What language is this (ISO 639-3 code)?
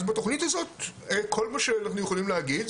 heb